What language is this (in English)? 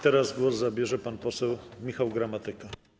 Polish